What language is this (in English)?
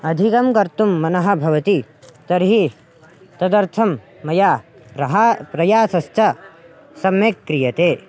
Sanskrit